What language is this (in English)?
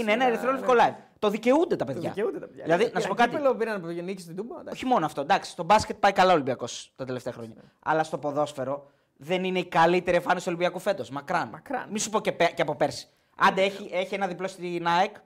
Greek